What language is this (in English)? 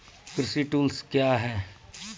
Maithili